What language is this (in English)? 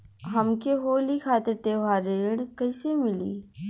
Bhojpuri